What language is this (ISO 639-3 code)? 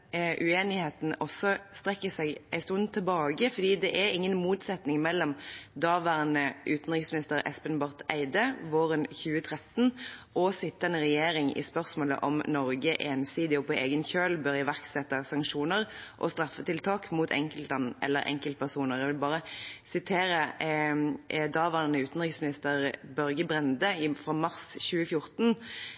nob